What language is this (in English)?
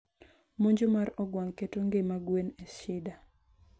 Luo (Kenya and Tanzania)